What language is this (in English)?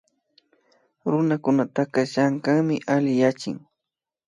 Imbabura Highland Quichua